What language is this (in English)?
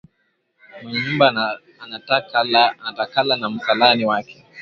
Swahili